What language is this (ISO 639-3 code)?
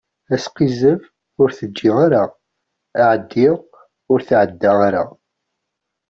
kab